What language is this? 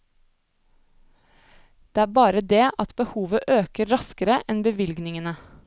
Norwegian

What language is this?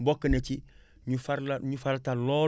Wolof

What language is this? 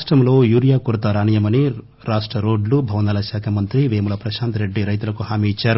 Telugu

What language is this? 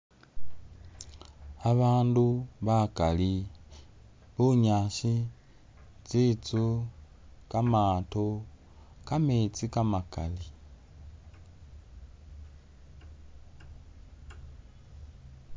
Masaaba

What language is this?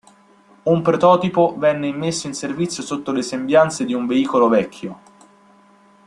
Italian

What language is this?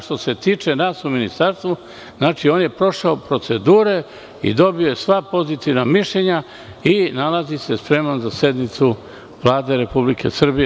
Serbian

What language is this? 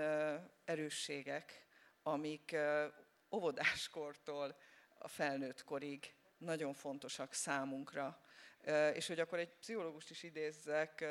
Hungarian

